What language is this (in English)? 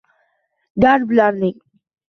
Uzbek